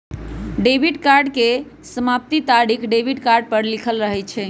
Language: Magahi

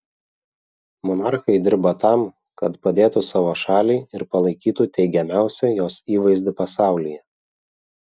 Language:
Lithuanian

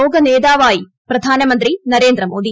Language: Malayalam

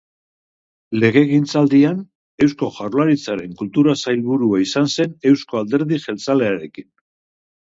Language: Basque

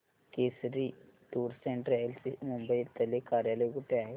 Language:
Marathi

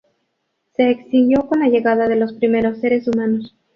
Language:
Spanish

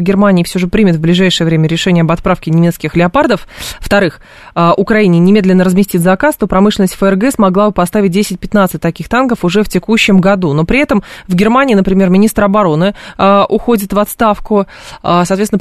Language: Russian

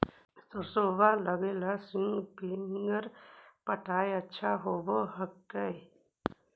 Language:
Magahi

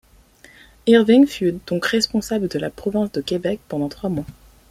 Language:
French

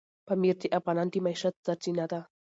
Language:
Pashto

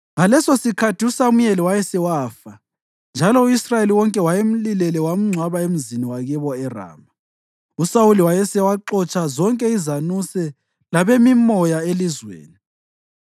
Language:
North Ndebele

